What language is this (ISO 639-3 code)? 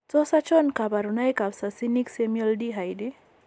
kln